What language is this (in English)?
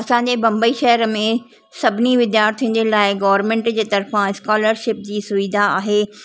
Sindhi